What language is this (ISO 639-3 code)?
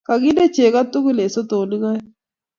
kln